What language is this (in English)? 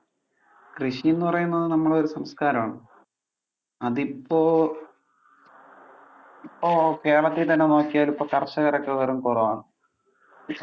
Malayalam